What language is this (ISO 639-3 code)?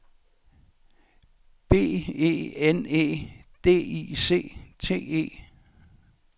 dan